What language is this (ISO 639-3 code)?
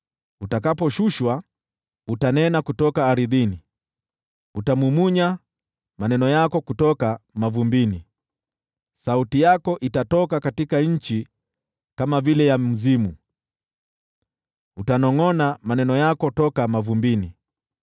swa